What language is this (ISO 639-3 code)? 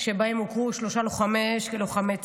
heb